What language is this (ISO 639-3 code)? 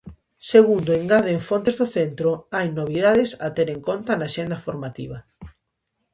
glg